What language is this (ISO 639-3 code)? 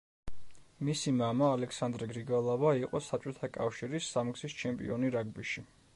kat